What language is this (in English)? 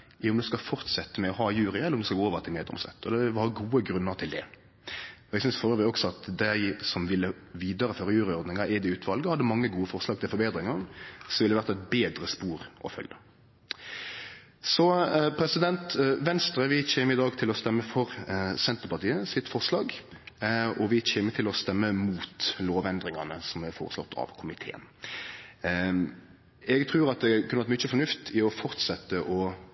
Norwegian Nynorsk